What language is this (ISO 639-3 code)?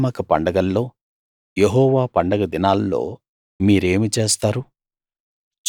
tel